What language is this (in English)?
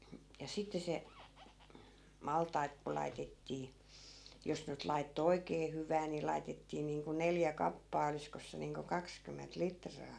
Finnish